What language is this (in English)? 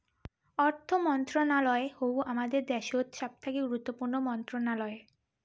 Bangla